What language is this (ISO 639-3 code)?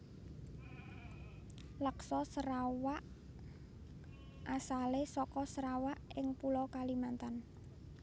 jav